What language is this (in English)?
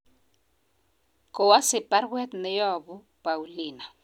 Kalenjin